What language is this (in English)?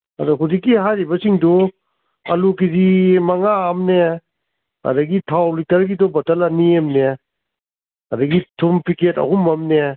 Manipuri